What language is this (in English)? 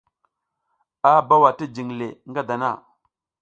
South Giziga